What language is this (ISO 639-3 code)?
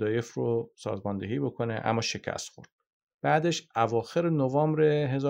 fas